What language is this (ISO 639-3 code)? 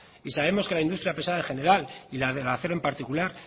spa